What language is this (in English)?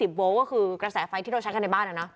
Thai